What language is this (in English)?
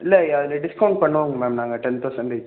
Tamil